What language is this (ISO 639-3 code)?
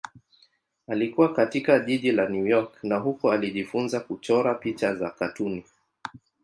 swa